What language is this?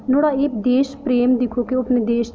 Dogri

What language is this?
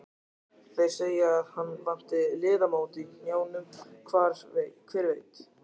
Icelandic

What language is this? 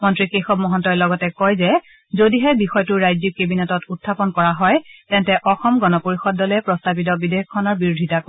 Assamese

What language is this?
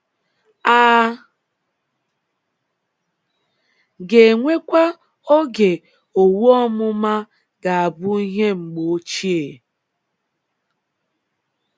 Igbo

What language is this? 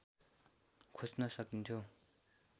Nepali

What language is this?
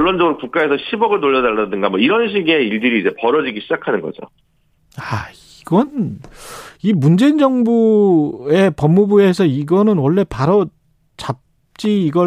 Korean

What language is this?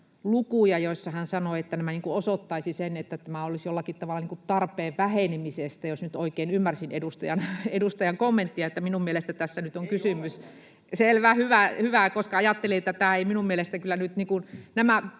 Finnish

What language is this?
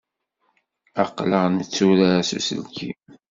Kabyle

